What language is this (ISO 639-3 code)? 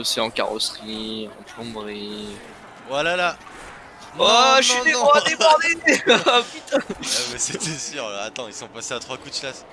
fra